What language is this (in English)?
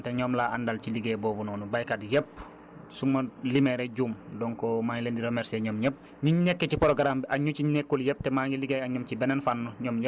Wolof